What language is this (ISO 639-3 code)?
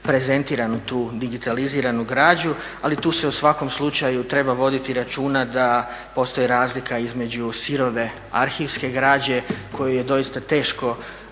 hrv